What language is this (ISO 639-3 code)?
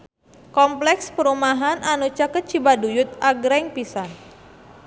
sun